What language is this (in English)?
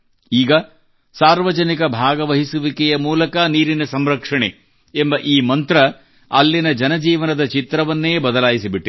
Kannada